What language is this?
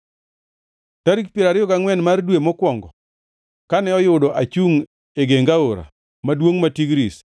Luo (Kenya and Tanzania)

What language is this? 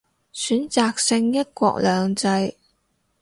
Cantonese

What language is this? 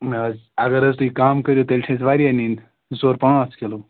Kashmiri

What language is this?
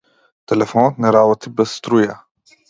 Macedonian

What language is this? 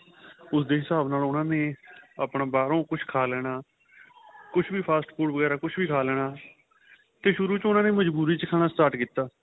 Punjabi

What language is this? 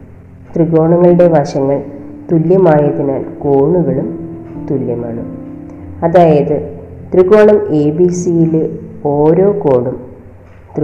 Malayalam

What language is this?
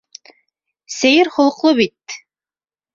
Bashkir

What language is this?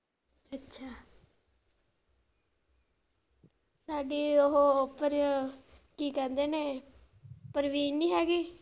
Punjabi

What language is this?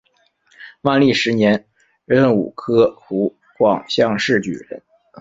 Chinese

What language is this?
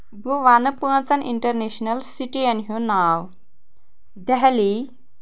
Kashmiri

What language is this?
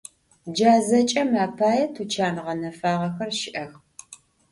Adyghe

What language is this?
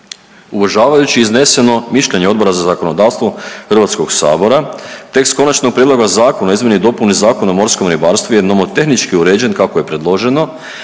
Croatian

